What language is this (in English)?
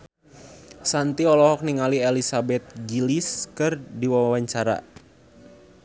Sundanese